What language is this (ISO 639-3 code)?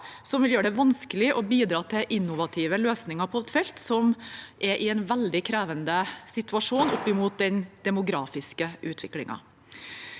nor